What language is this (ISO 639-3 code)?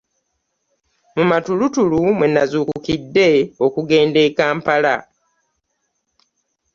lug